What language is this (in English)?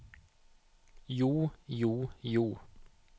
Norwegian